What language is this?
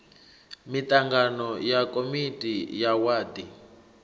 Venda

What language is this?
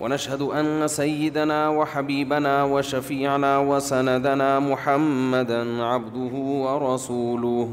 Urdu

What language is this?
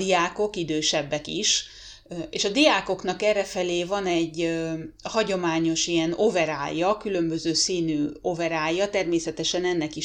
Hungarian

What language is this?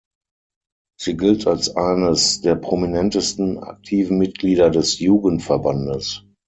German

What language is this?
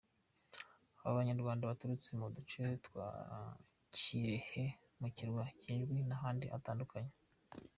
Kinyarwanda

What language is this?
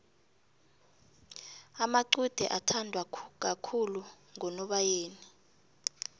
South Ndebele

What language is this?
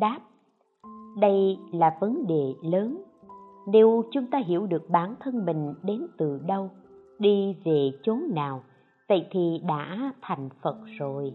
Vietnamese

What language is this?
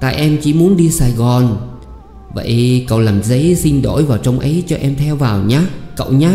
Vietnamese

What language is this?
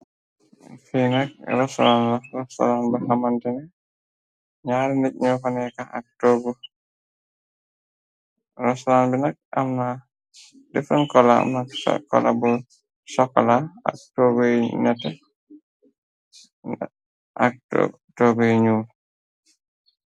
Wolof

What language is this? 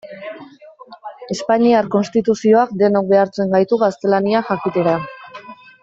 Basque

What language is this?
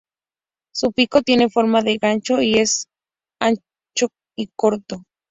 Spanish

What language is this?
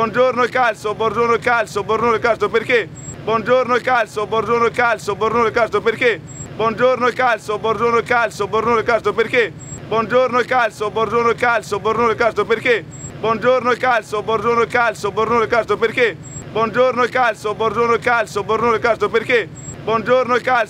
Italian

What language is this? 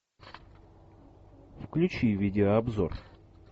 Russian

